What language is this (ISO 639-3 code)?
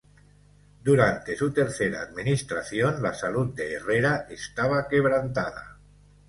spa